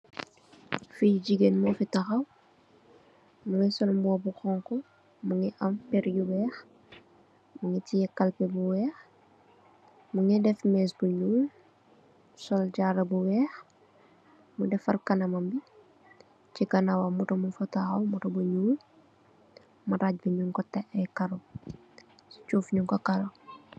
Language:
Wolof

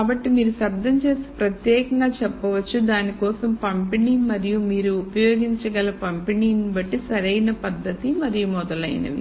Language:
Telugu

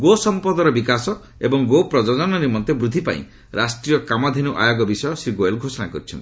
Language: Odia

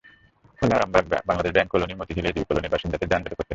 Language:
Bangla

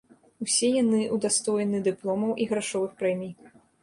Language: Belarusian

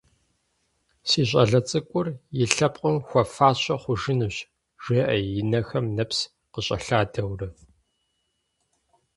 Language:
Kabardian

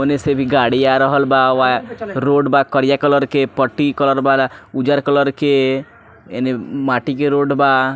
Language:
Bhojpuri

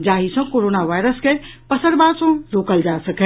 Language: Maithili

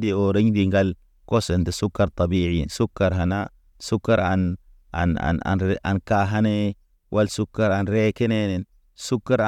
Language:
Naba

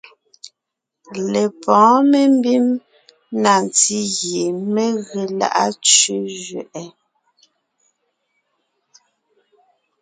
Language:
Ngiemboon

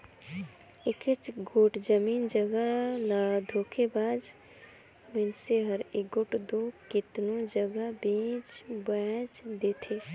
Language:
Chhattisgarhi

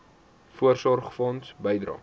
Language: Afrikaans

